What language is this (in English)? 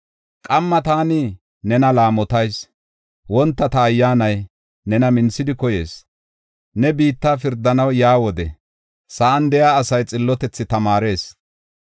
Gofa